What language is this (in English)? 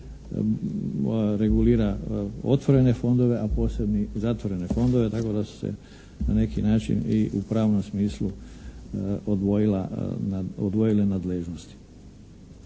Croatian